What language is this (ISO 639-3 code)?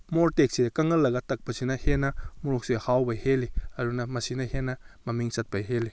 mni